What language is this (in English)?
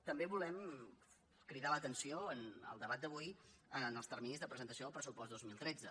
Catalan